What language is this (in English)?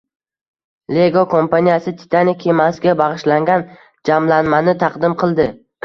Uzbek